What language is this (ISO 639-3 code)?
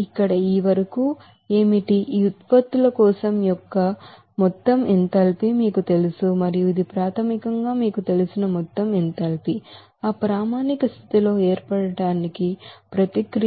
tel